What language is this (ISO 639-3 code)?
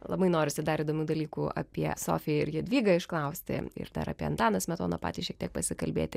lit